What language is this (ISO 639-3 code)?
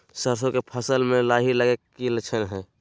mag